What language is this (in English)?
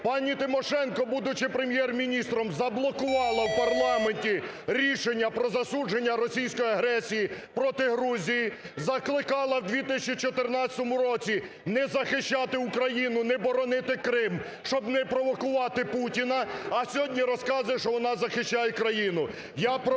Ukrainian